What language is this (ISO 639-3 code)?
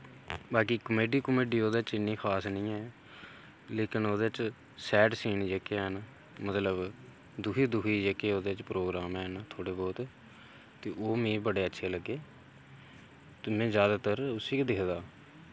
doi